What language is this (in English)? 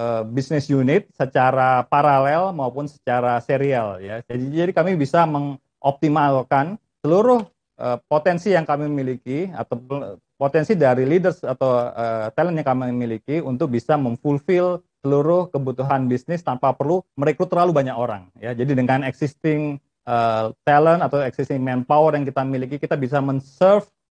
Indonesian